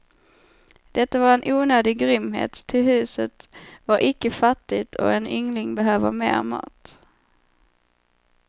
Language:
Swedish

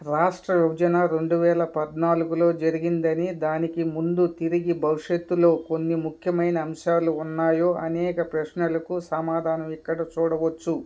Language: Telugu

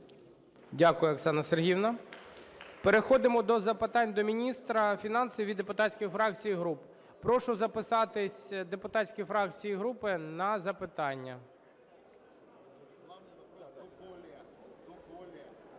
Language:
Ukrainian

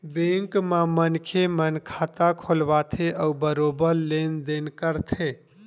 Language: Chhattisgarhi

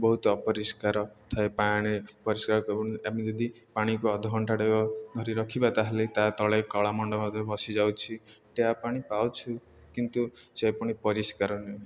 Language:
Odia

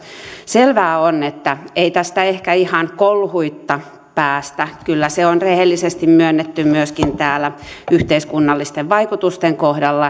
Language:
Finnish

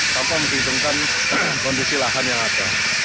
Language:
Indonesian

